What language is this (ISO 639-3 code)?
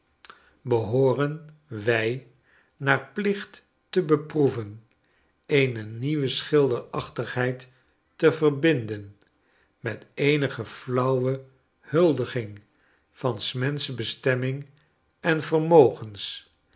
nld